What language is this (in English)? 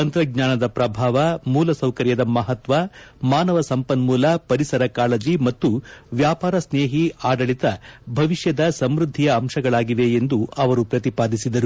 Kannada